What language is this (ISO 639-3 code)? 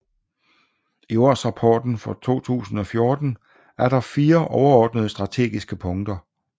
dan